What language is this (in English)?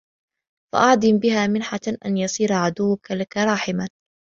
Arabic